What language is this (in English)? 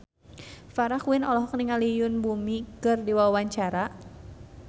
Sundanese